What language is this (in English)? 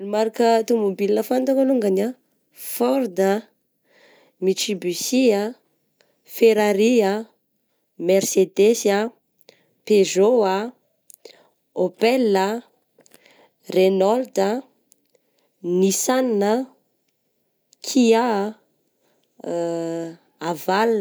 Southern Betsimisaraka Malagasy